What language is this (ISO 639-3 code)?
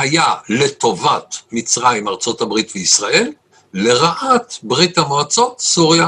heb